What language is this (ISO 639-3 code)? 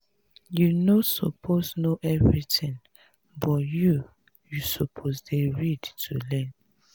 pcm